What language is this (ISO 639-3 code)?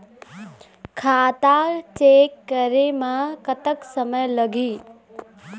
hne